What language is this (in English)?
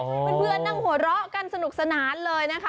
Thai